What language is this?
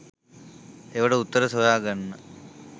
Sinhala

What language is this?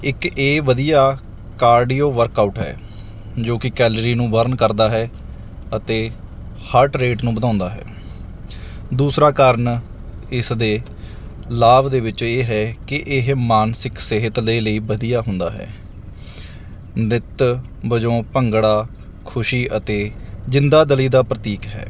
Punjabi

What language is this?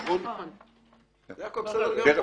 Hebrew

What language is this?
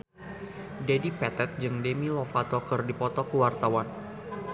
Sundanese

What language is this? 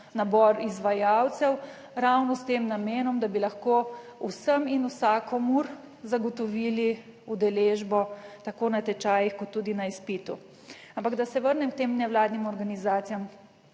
Slovenian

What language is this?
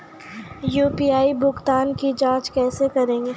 Maithili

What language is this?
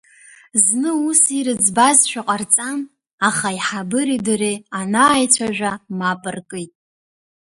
Abkhazian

